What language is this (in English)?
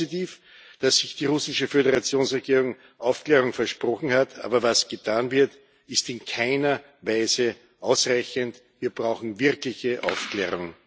German